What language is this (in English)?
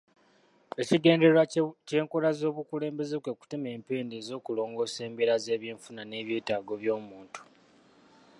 Ganda